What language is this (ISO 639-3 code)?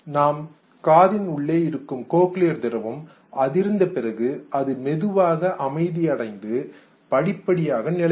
tam